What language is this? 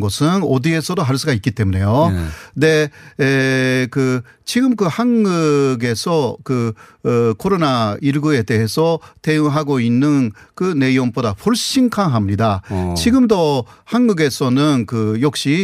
Korean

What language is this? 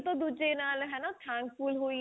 Punjabi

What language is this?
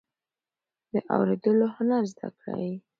Pashto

